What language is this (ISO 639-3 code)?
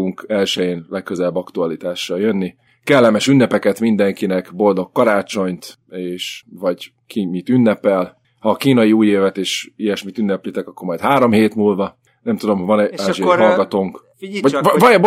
hun